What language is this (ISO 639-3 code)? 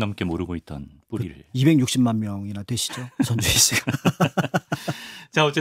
kor